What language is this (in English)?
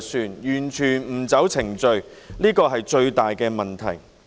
Cantonese